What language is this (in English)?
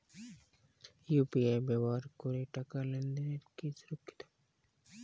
Bangla